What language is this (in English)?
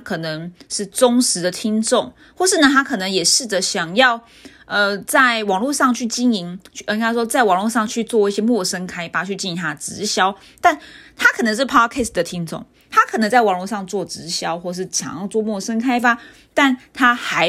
Chinese